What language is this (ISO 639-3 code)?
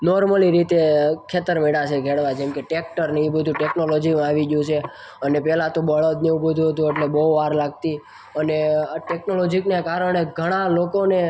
guj